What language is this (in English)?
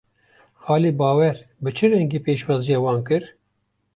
Kurdish